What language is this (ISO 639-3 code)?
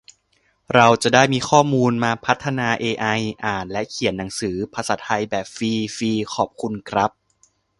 tha